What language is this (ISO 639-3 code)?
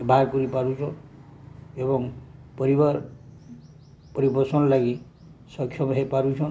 ori